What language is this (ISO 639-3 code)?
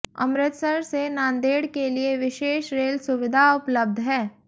hin